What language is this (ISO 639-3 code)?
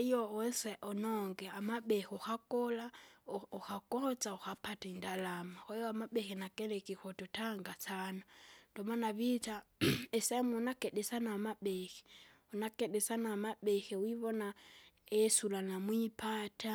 zga